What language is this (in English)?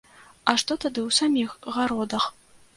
Belarusian